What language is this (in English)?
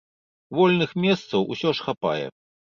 Belarusian